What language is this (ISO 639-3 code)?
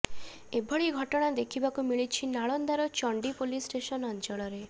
ori